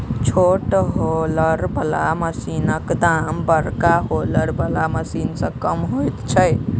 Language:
Maithili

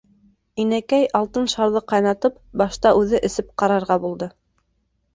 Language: Bashkir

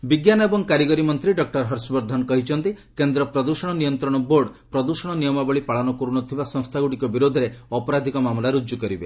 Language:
Odia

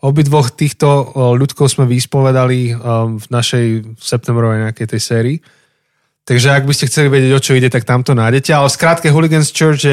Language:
Slovak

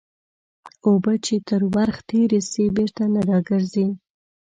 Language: Pashto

